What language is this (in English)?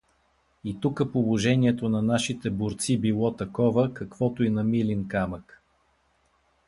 Bulgarian